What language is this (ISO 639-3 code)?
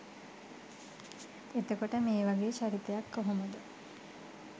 sin